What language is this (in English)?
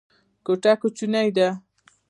Pashto